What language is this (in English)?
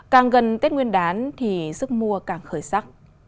Vietnamese